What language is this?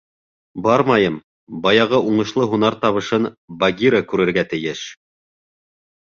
Bashkir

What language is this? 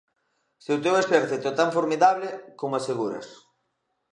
Galician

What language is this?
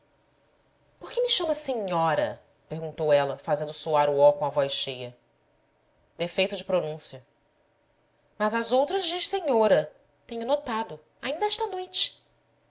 Portuguese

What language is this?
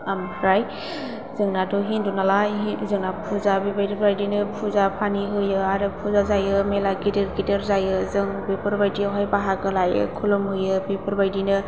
Bodo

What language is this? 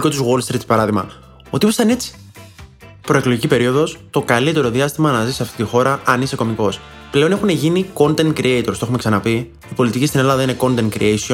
Greek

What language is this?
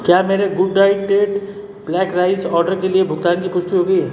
Hindi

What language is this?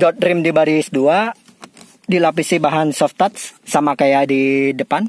Indonesian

